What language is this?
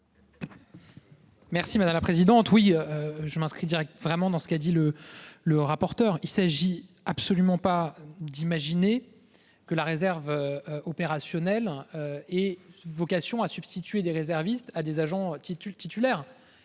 French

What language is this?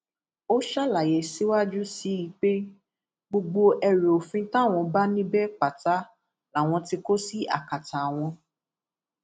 Yoruba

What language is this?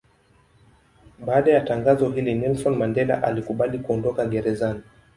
Swahili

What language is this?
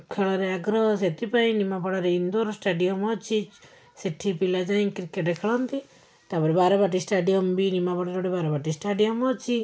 Odia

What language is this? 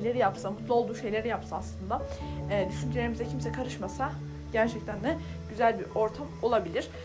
Turkish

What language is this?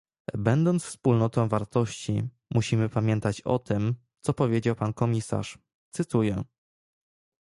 Polish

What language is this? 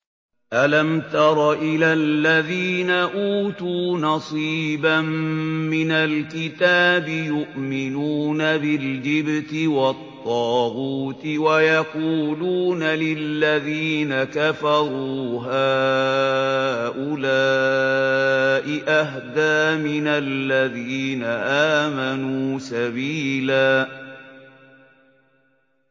Arabic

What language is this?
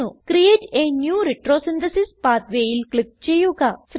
Malayalam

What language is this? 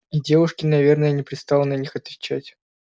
Russian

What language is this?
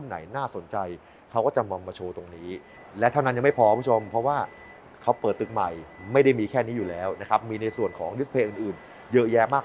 Thai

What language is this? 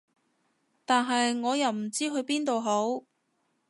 Cantonese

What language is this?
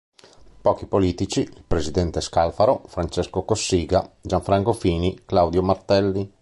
Italian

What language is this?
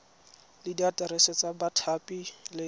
Tswana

